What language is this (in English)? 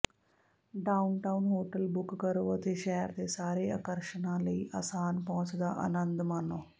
Punjabi